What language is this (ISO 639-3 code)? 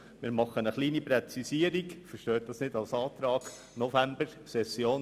gsw